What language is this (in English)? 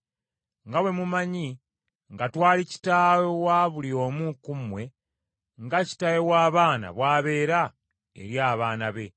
Ganda